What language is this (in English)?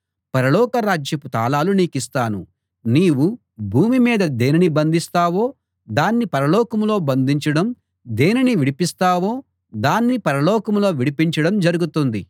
Telugu